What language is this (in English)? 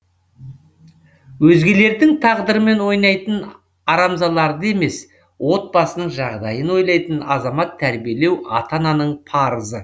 Kazakh